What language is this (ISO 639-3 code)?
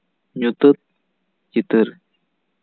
sat